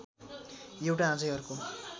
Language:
Nepali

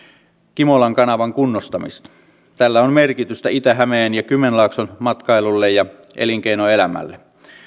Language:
Finnish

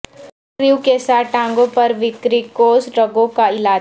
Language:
Urdu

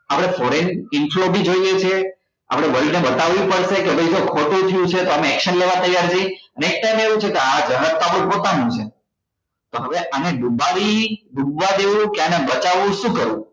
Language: Gujarati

